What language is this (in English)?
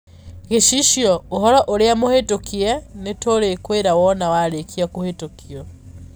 Kikuyu